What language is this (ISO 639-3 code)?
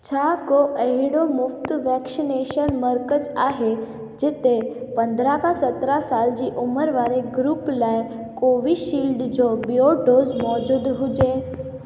snd